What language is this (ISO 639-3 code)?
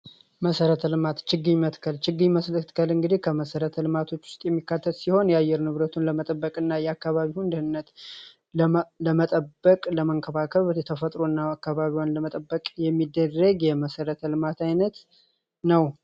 amh